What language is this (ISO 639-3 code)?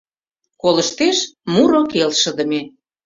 chm